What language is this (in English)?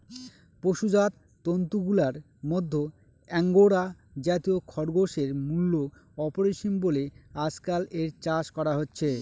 Bangla